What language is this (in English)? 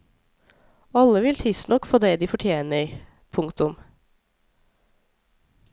Norwegian